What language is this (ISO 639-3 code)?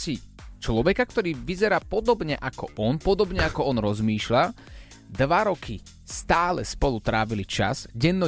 slk